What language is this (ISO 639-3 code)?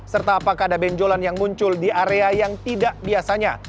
ind